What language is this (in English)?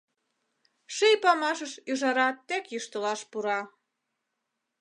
Mari